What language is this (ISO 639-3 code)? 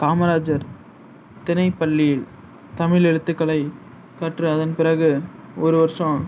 tam